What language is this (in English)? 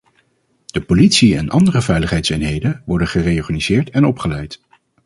Dutch